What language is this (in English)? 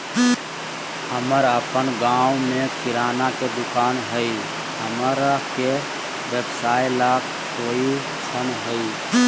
Magahi